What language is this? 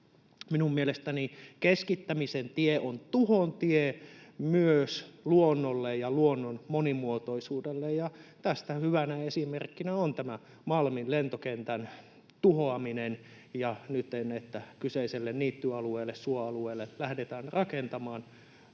Finnish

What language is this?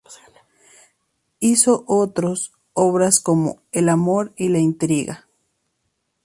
Spanish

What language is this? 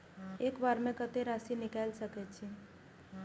Maithili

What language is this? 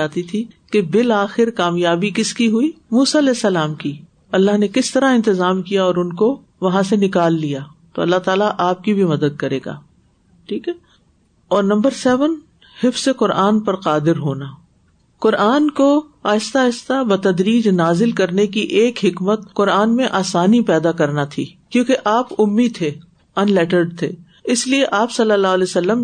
Urdu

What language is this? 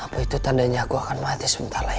Indonesian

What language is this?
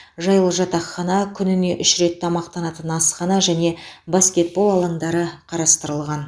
Kazakh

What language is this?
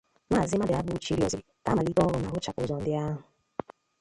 Igbo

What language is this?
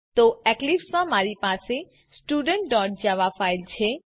Gujarati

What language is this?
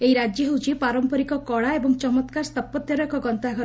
Odia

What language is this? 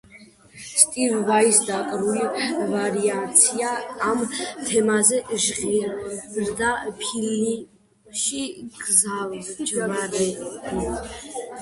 Georgian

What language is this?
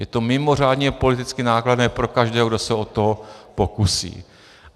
Czech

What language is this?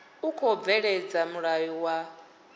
Venda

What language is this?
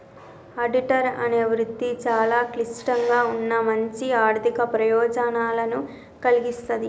Telugu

